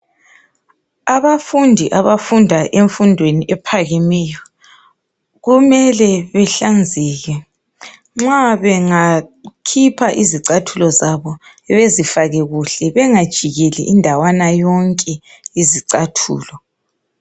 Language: North Ndebele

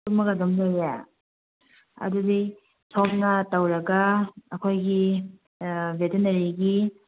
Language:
Manipuri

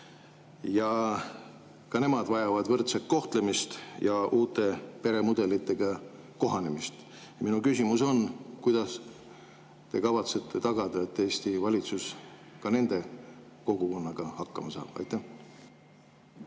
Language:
Estonian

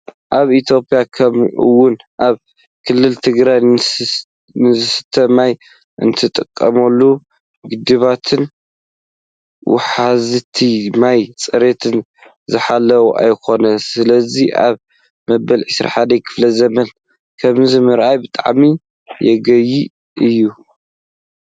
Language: Tigrinya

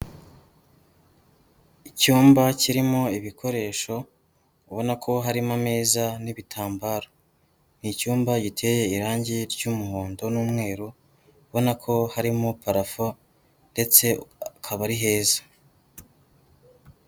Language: Kinyarwanda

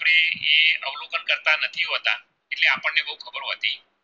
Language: Gujarati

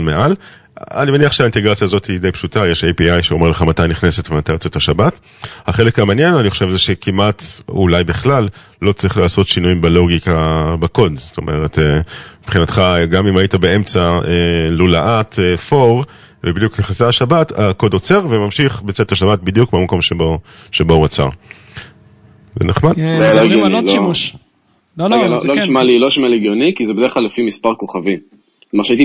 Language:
Hebrew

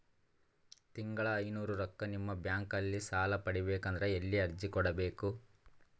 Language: Kannada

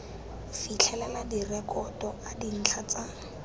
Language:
Tswana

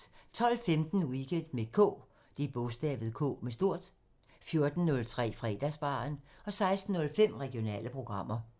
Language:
Danish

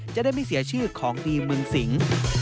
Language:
Thai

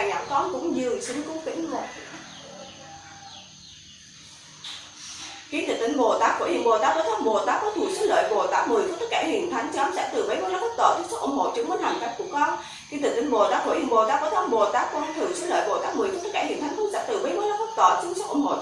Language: Vietnamese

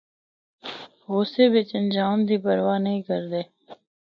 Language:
Northern Hindko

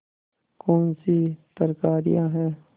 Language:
Hindi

